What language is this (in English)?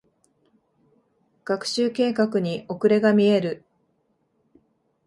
Japanese